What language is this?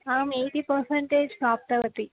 Sanskrit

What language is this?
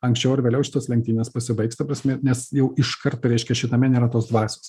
Lithuanian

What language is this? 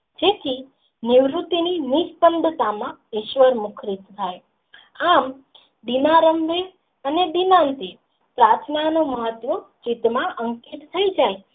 Gujarati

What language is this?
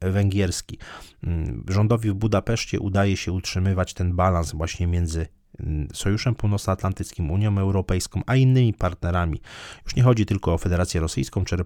Polish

